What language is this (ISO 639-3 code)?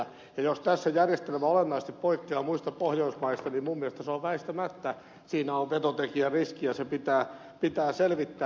fin